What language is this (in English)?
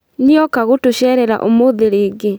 Kikuyu